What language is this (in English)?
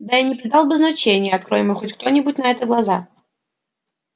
Russian